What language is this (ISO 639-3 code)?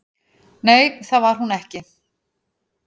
isl